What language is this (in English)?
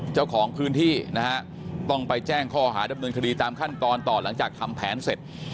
Thai